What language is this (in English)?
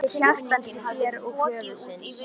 Icelandic